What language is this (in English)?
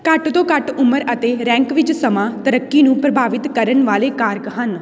Punjabi